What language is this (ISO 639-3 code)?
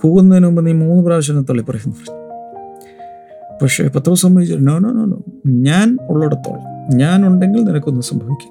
mal